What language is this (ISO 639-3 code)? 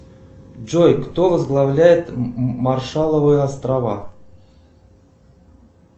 rus